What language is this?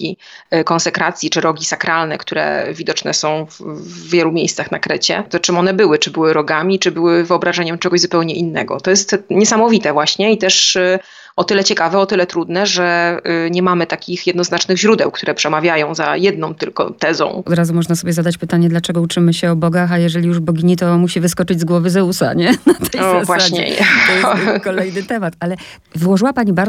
Polish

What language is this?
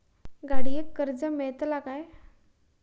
Marathi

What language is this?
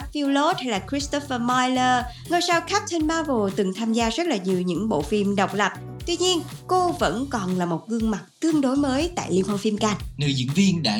Vietnamese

